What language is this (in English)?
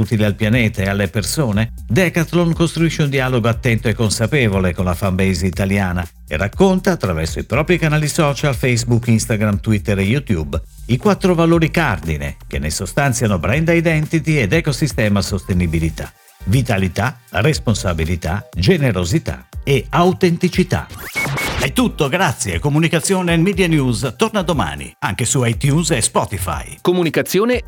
Italian